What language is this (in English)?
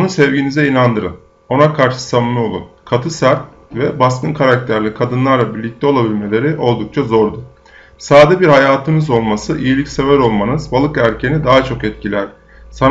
Turkish